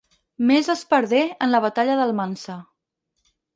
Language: Catalan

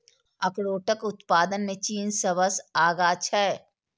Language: Maithili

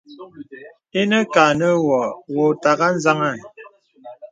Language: Bebele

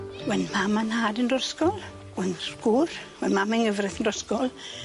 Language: Welsh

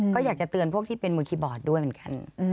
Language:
Thai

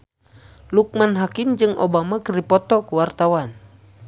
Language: Sundanese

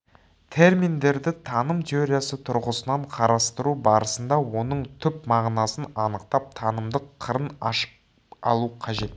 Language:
Kazakh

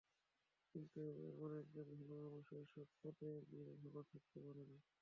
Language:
Bangla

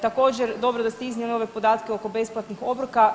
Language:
Croatian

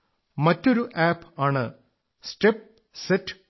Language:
Malayalam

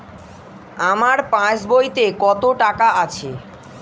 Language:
Bangla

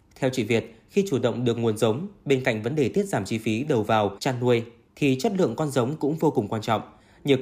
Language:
Vietnamese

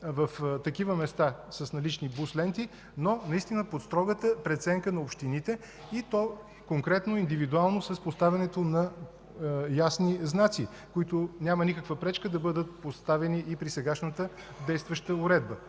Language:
Bulgarian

